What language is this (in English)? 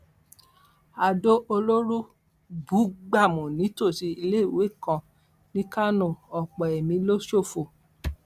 Yoruba